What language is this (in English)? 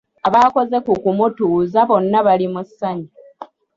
Ganda